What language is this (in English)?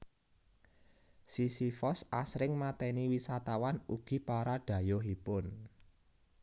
Javanese